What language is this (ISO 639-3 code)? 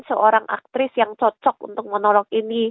ind